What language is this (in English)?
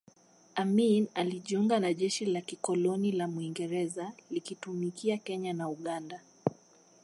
Swahili